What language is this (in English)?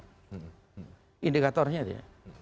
Indonesian